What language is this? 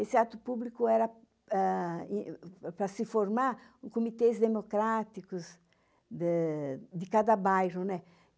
Portuguese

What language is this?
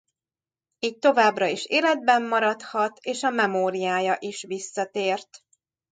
Hungarian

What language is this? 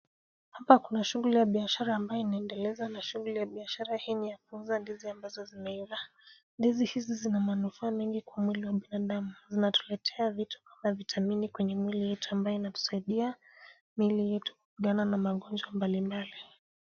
Swahili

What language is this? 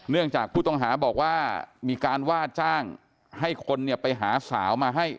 Thai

